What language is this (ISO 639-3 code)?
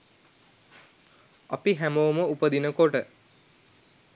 sin